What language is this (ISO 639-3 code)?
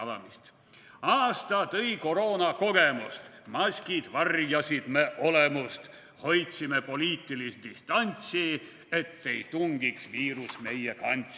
est